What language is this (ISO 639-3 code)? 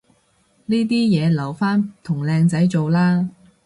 yue